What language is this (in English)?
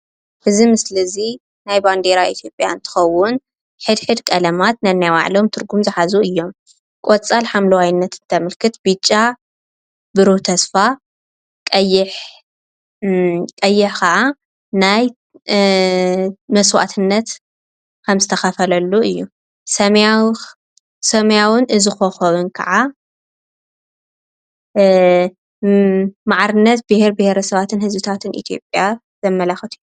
Tigrinya